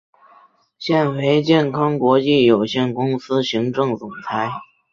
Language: Chinese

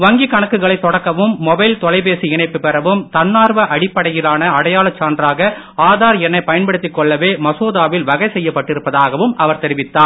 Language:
Tamil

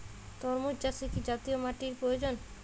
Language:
Bangla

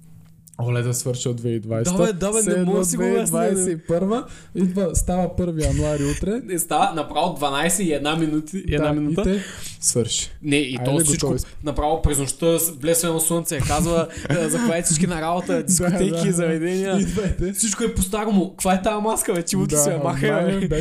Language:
Bulgarian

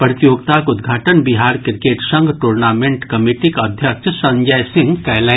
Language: Maithili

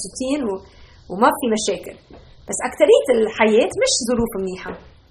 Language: Arabic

